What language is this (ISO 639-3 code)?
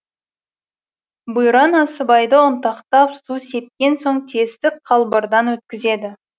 kaz